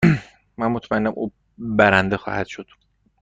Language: Persian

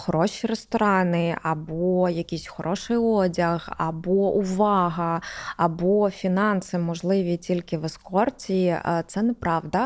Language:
Ukrainian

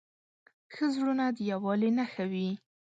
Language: Pashto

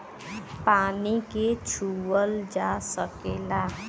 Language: Bhojpuri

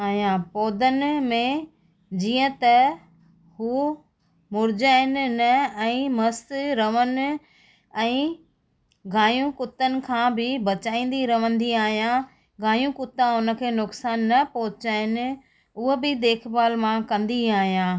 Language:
Sindhi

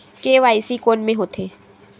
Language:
Chhattisgarhi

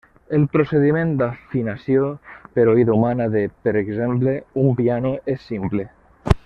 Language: Catalan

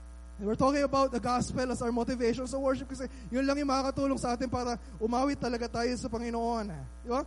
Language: Filipino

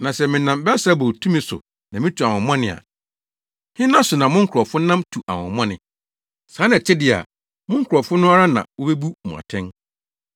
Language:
Akan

